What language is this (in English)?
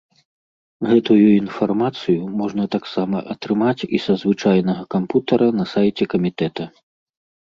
Belarusian